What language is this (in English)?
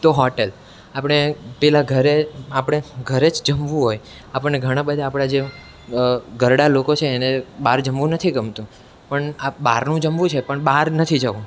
Gujarati